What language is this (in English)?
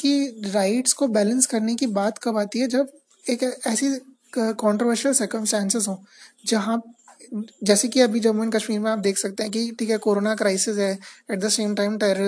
Hindi